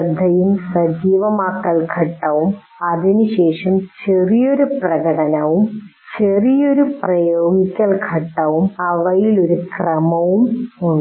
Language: Malayalam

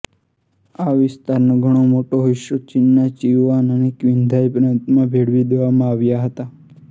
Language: Gujarati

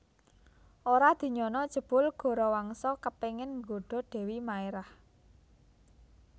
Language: Javanese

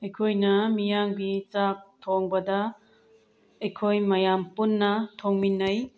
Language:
Manipuri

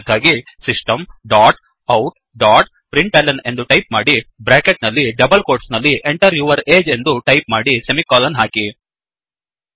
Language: Kannada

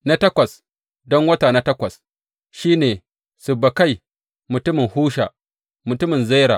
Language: Hausa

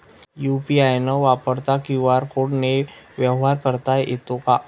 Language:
Marathi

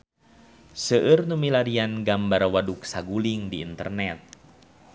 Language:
Sundanese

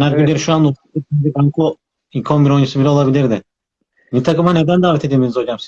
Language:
Turkish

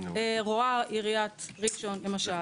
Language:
Hebrew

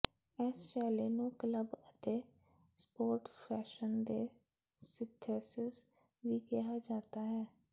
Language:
Punjabi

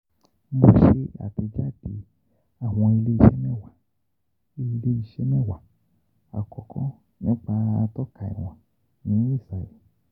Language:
Yoruba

